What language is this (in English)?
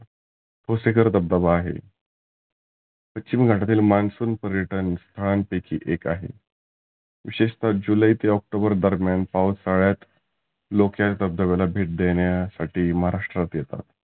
Marathi